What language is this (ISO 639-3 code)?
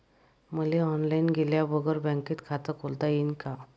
mar